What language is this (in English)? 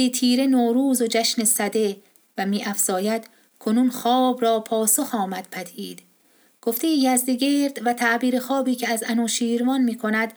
Persian